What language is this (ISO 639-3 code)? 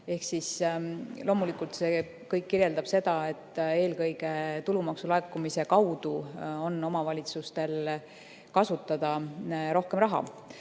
est